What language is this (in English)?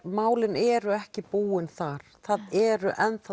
Icelandic